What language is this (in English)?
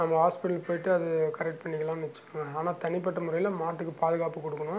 Tamil